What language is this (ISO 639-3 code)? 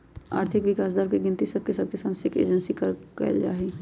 mag